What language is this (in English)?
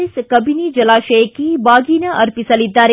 Kannada